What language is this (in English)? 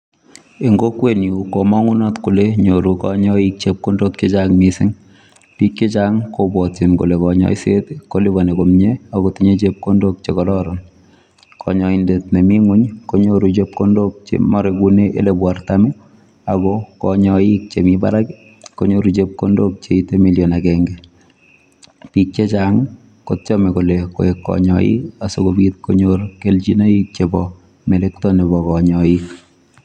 Kalenjin